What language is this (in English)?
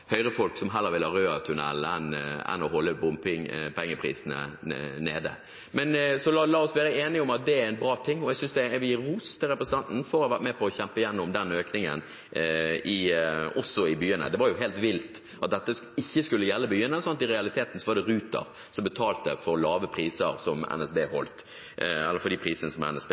Norwegian Bokmål